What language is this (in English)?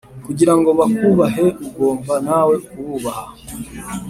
Kinyarwanda